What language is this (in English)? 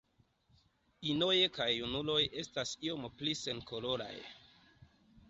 Esperanto